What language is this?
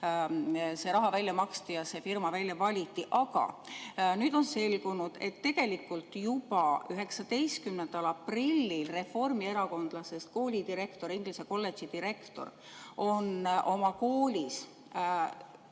Estonian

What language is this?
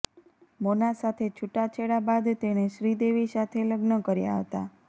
Gujarati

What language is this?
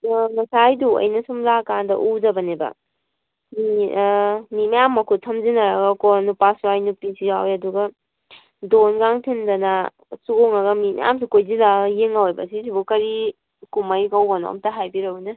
Manipuri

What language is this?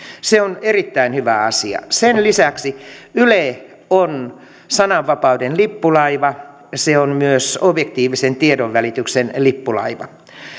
Finnish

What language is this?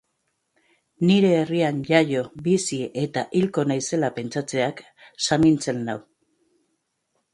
Basque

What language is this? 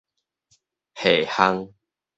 Min Nan Chinese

